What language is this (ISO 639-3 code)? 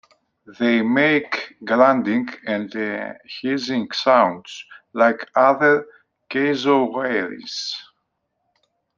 eng